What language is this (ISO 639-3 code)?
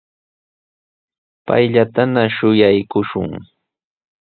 qws